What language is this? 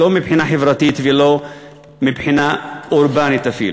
Hebrew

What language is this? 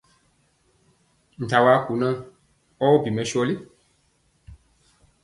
Mpiemo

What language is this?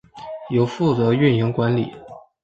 Chinese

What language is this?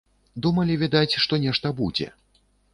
Belarusian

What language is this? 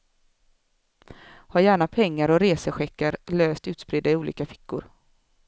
Swedish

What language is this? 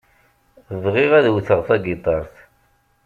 Kabyle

